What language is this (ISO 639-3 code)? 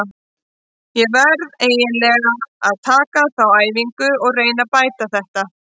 isl